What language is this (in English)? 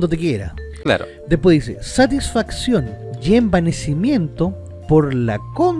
Spanish